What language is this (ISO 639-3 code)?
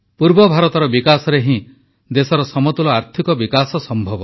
ori